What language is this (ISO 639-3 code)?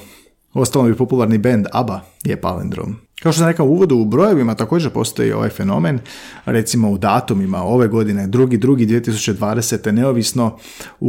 hrv